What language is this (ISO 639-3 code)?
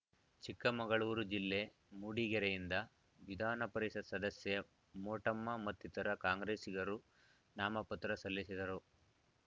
kan